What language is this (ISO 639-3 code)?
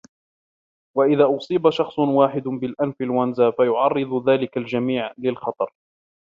ara